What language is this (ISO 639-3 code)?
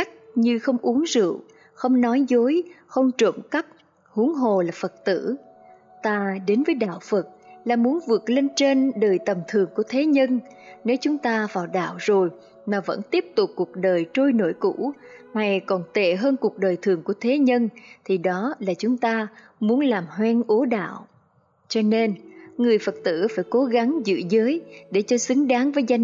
vie